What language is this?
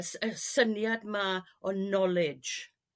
Welsh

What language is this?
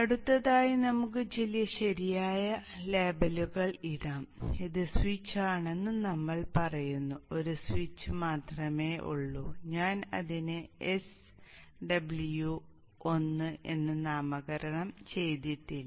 Malayalam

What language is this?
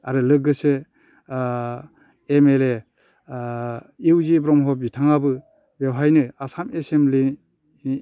Bodo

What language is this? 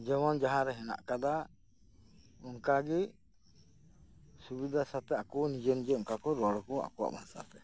Santali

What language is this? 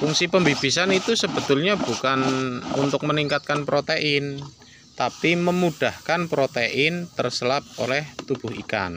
Indonesian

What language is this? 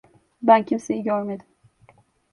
Turkish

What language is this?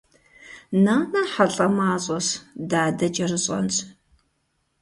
Kabardian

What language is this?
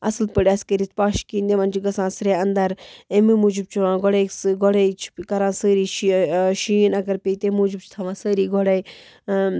Kashmiri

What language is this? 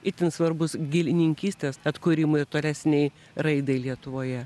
Lithuanian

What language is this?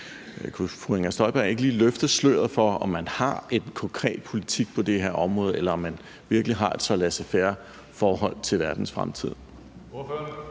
Danish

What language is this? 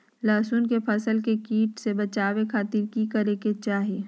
Magahi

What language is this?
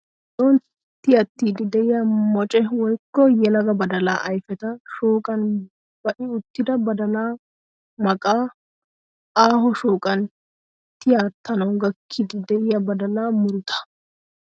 Wolaytta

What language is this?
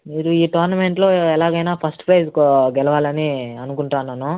Telugu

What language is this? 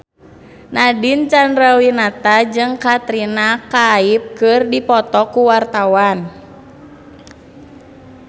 Sundanese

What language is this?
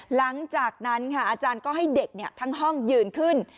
Thai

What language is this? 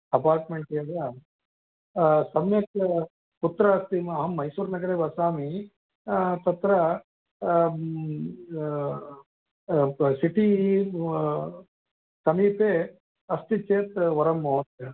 Sanskrit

